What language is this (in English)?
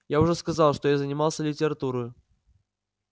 Russian